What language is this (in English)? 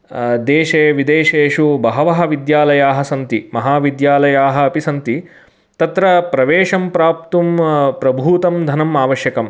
Sanskrit